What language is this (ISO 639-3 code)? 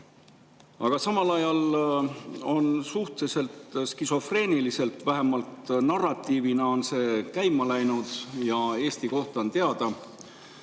est